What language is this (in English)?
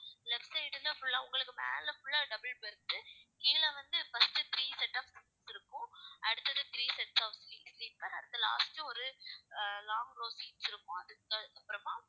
Tamil